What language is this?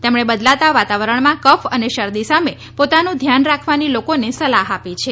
Gujarati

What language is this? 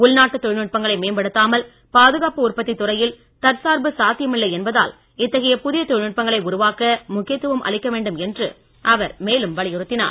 Tamil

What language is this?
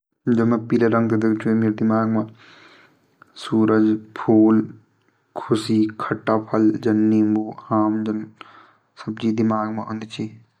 Garhwali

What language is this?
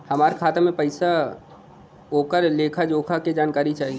Bhojpuri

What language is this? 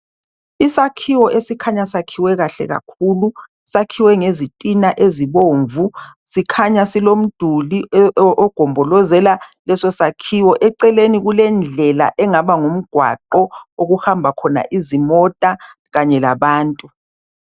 North Ndebele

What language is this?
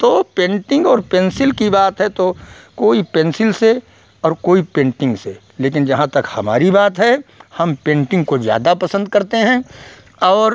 Hindi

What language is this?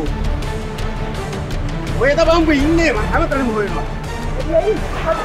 Indonesian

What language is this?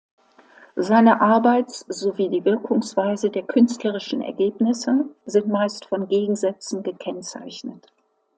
German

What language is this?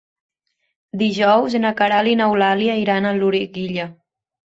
Catalan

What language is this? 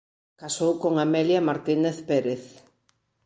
Galician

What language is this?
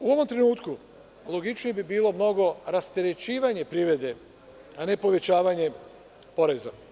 Serbian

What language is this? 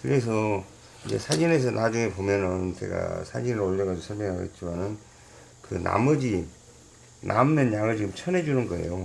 Korean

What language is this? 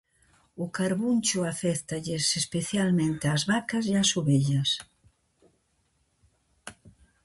Galician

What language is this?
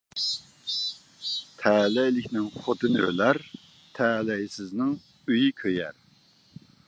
Uyghur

